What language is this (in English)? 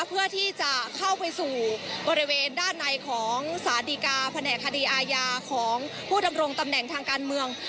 Thai